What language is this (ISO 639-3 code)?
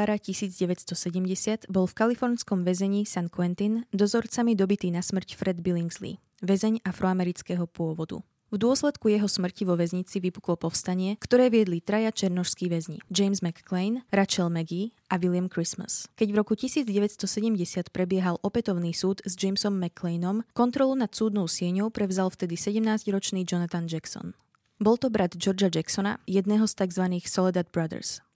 slk